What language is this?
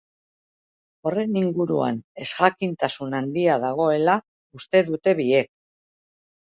Basque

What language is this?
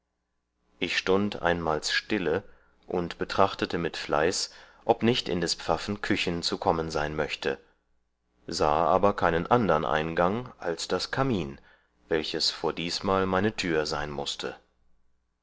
German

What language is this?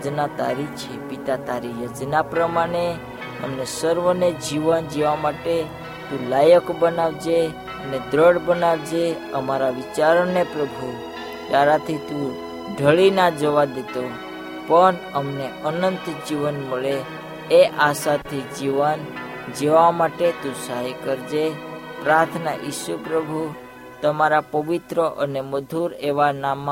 Hindi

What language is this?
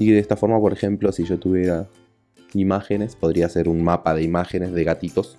Spanish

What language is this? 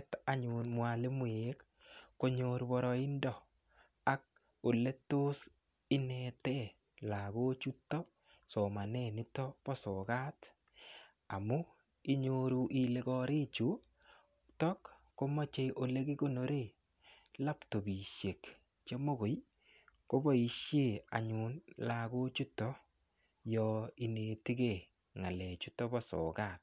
Kalenjin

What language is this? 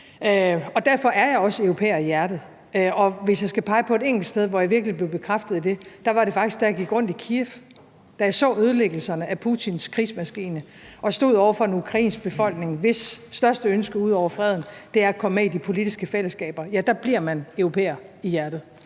Danish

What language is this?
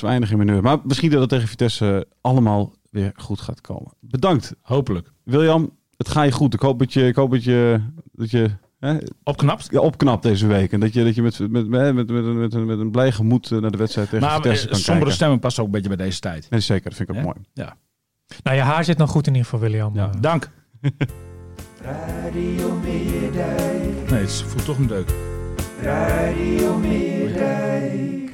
Dutch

